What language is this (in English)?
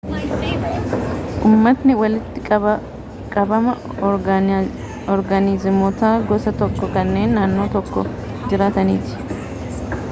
Oromo